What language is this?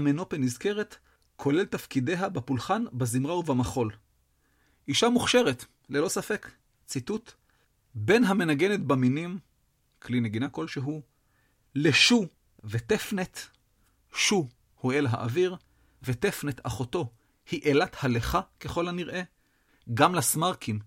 Hebrew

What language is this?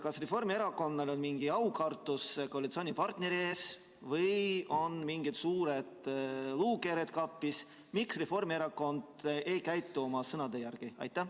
Estonian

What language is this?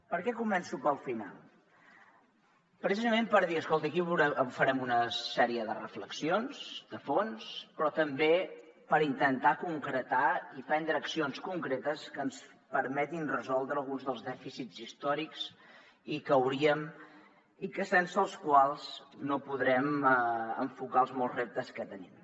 Catalan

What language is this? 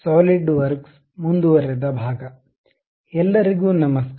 Kannada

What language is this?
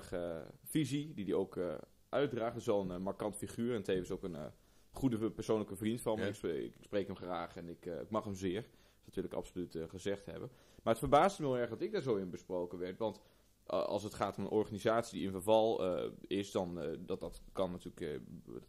Dutch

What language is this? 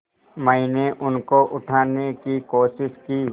Hindi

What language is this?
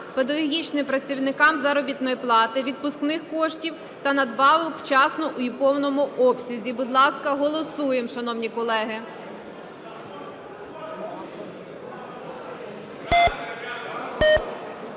Ukrainian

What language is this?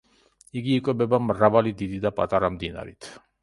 Georgian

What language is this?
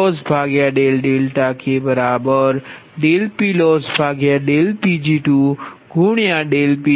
Gujarati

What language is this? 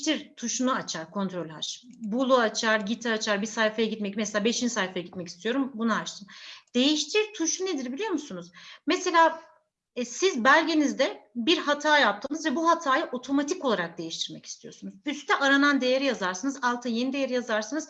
Turkish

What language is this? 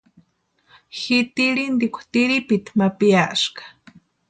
Western Highland Purepecha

